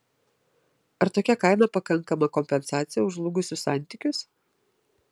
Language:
Lithuanian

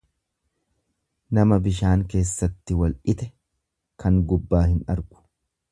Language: Oromo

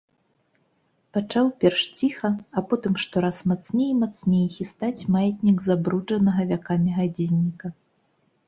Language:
Belarusian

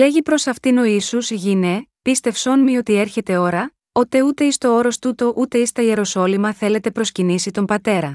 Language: Greek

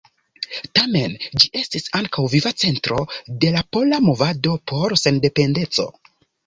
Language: Esperanto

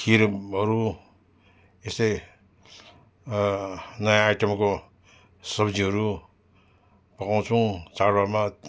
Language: Nepali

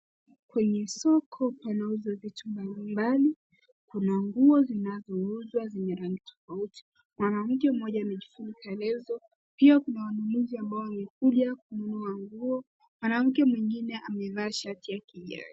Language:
Swahili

